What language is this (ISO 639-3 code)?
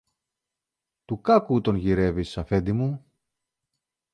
ell